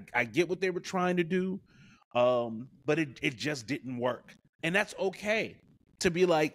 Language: English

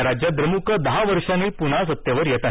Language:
Marathi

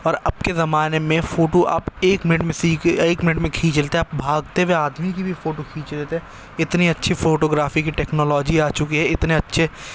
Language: Urdu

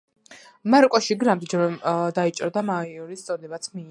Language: Georgian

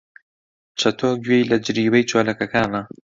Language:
Central Kurdish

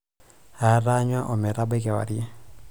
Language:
Masai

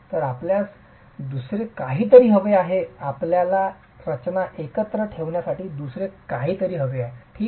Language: Marathi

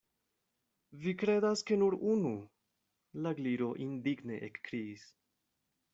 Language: Esperanto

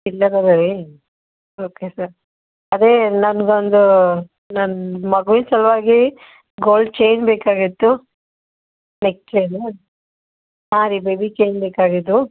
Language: Kannada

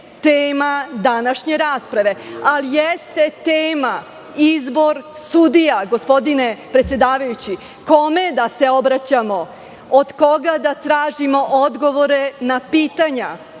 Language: Serbian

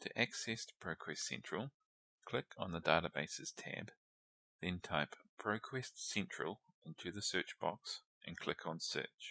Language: English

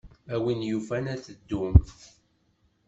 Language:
Kabyle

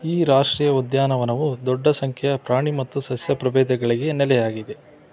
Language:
Kannada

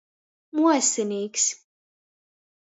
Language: Latgalian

